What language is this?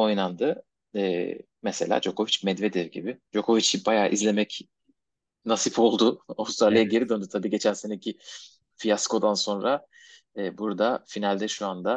Turkish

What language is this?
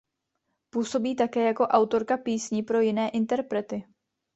Czech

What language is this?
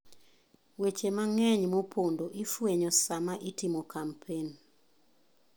Luo (Kenya and Tanzania)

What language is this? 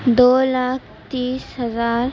Urdu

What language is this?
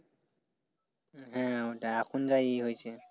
Bangla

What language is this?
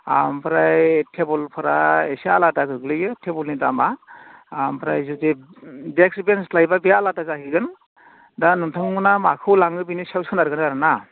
Bodo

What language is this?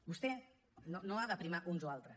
Catalan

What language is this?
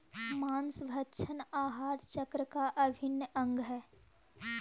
Magahi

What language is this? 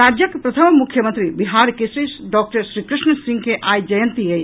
Maithili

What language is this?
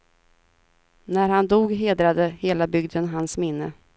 Swedish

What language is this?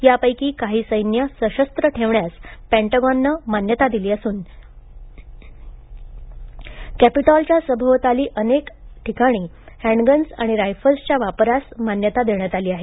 Marathi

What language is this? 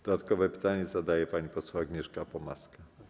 Polish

